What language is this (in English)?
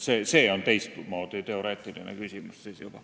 Estonian